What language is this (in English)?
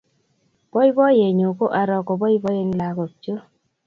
Kalenjin